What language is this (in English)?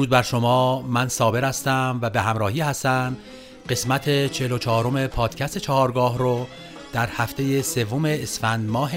Persian